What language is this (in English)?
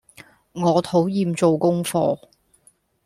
Cantonese